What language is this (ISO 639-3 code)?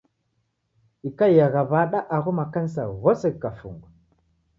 dav